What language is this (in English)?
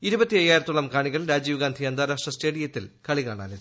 Malayalam